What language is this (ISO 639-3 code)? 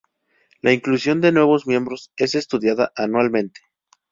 spa